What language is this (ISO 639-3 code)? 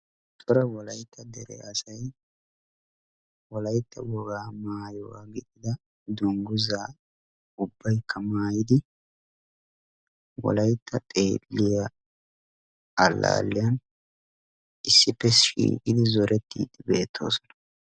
wal